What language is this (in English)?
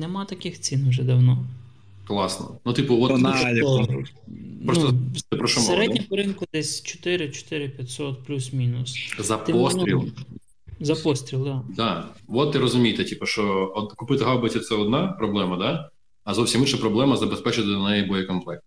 Ukrainian